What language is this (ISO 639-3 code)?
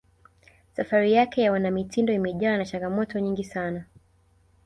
swa